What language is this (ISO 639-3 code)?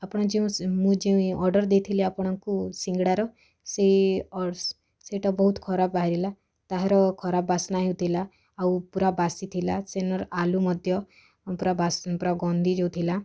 ori